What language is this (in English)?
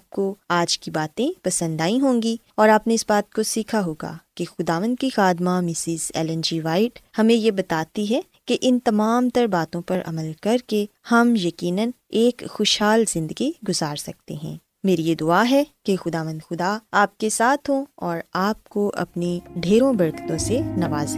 Urdu